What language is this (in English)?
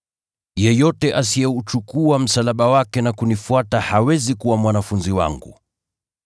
Swahili